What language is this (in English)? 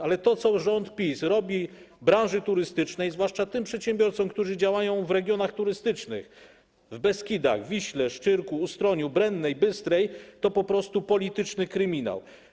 Polish